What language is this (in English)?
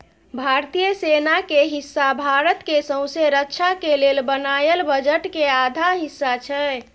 Maithili